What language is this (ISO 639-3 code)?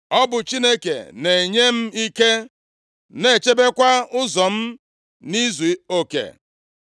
ibo